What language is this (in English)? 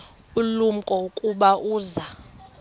Xhosa